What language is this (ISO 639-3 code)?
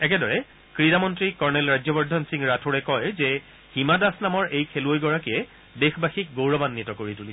asm